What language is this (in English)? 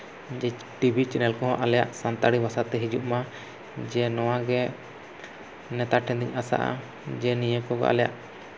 Santali